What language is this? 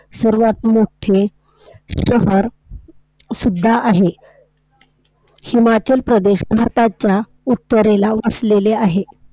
Marathi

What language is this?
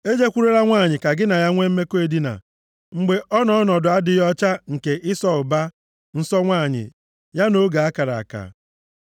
Igbo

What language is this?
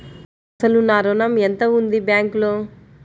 Telugu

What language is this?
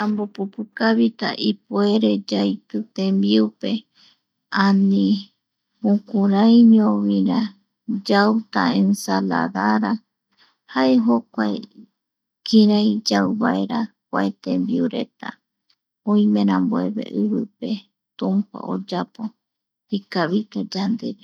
Eastern Bolivian Guaraní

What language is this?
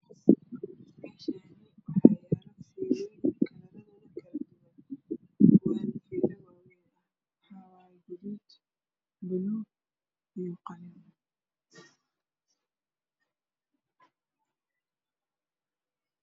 Somali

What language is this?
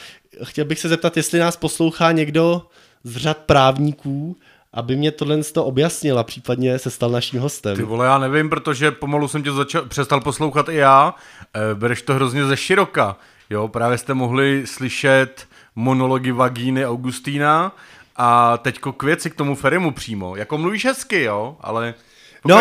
Czech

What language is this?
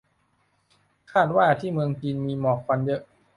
Thai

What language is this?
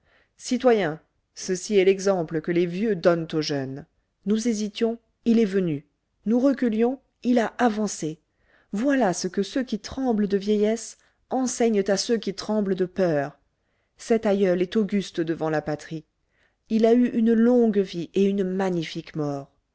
French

